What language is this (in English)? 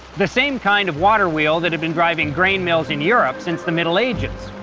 English